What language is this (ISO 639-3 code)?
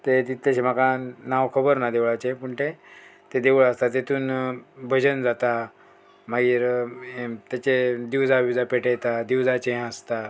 kok